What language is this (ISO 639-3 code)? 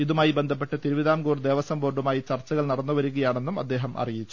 mal